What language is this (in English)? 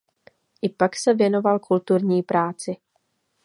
Czech